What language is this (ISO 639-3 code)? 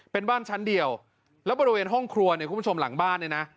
tha